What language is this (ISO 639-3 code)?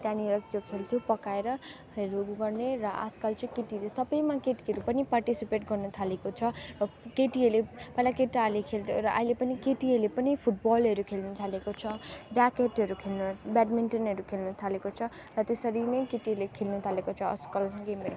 nep